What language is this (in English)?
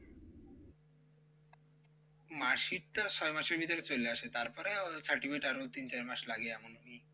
Bangla